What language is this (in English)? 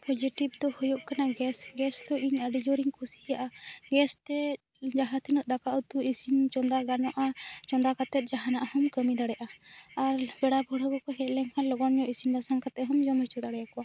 Santali